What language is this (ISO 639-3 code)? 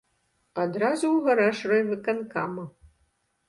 bel